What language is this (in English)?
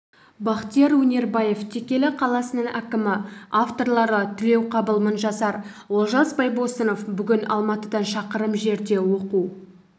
Kazakh